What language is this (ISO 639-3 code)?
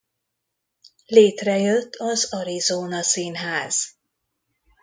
hun